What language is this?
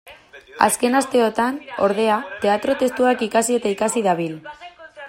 Basque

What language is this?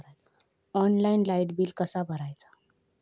Marathi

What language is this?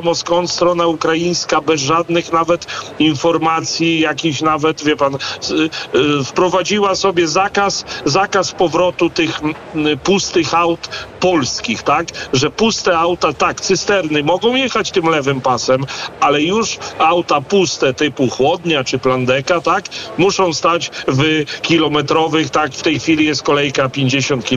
Polish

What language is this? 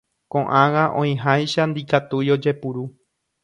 Guarani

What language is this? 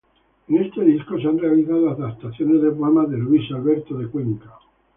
Spanish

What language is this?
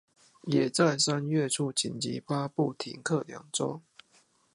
Chinese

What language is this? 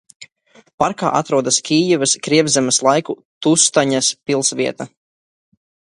Latvian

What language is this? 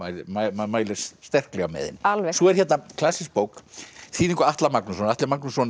Icelandic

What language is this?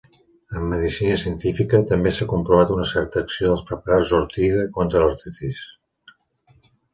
Catalan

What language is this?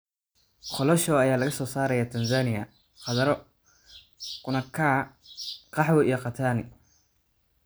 Somali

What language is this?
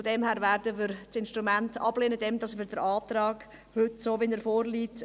Swiss German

